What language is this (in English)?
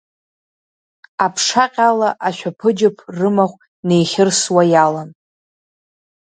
Abkhazian